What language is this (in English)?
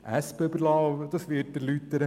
Swiss German